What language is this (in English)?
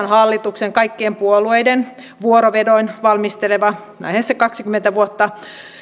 Finnish